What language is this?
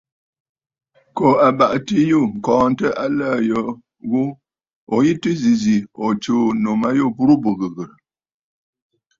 Bafut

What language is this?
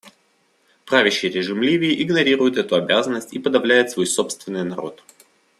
Russian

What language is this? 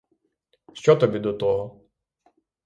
Ukrainian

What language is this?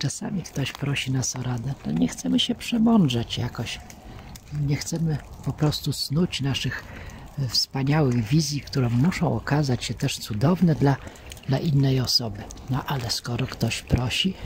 Polish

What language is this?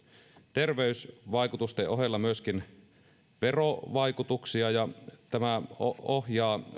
Finnish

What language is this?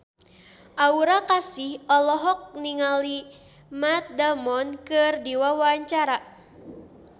Sundanese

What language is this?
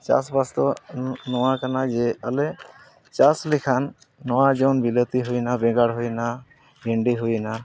Santali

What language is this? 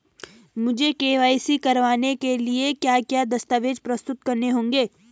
Hindi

